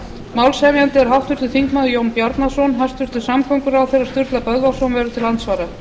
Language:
Icelandic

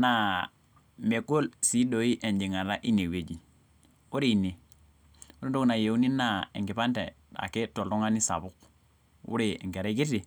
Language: Masai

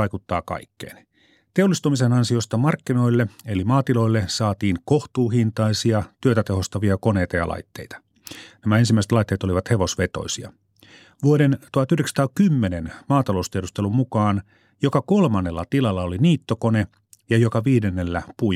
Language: Finnish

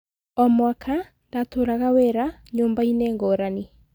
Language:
Kikuyu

